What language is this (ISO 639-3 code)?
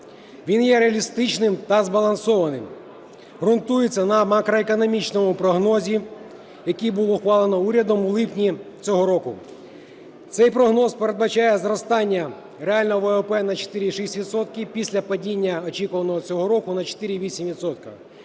ukr